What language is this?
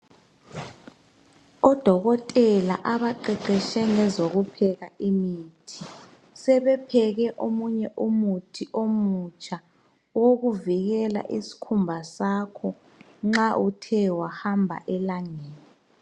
North Ndebele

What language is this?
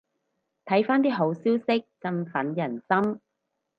Cantonese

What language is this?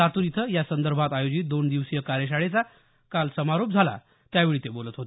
Marathi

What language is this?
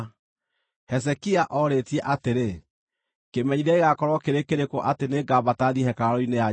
Kikuyu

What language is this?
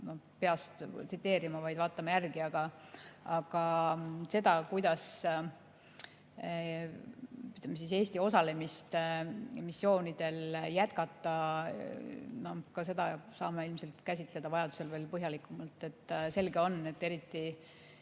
Estonian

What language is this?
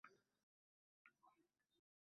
Bangla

